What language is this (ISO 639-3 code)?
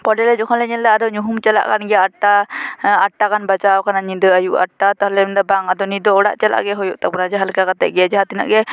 sat